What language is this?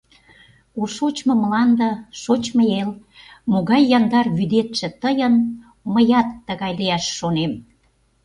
Mari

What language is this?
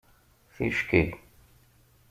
Kabyle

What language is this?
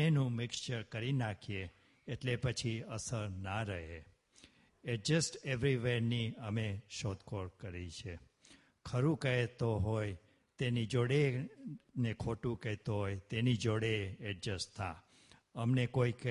Gujarati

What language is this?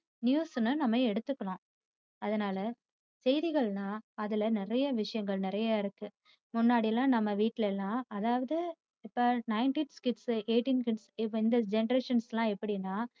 Tamil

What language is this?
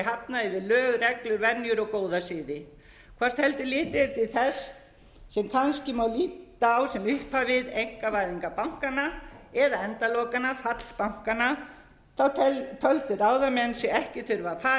Icelandic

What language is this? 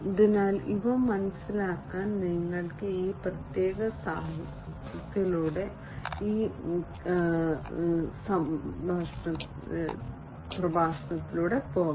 Malayalam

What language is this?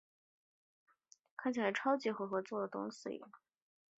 Chinese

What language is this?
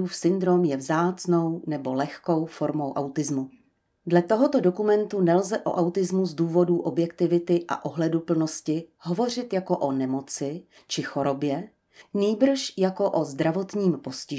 Czech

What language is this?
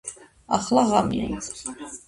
Georgian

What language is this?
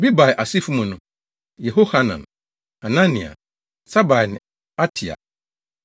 Akan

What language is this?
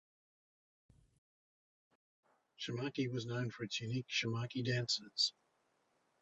English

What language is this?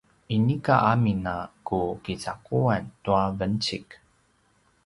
Paiwan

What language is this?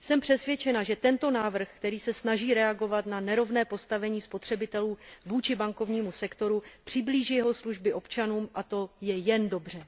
Czech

